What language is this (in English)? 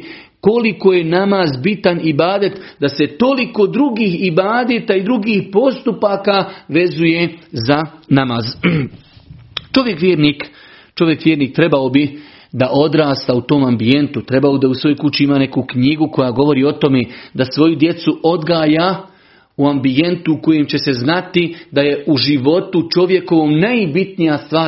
Croatian